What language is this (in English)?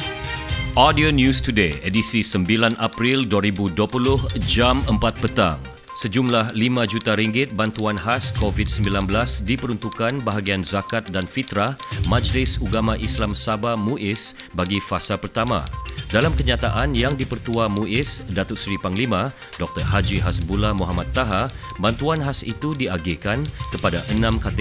Malay